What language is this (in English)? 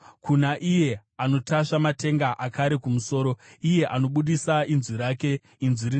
Shona